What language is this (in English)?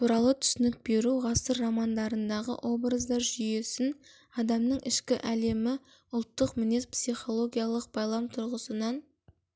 Kazakh